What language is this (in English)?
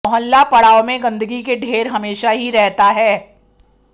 Hindi